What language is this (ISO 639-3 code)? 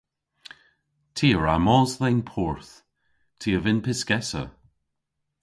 cor